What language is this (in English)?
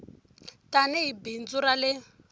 Tsonga